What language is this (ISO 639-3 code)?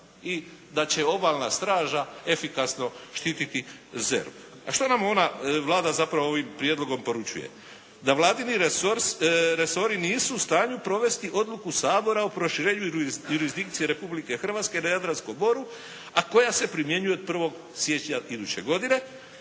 hrv